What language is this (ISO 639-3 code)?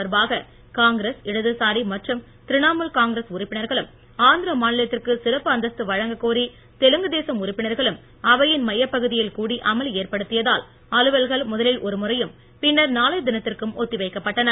tam